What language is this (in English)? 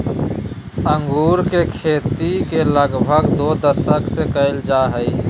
Magahi